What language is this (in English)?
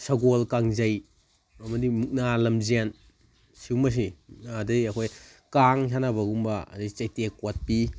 Manipuri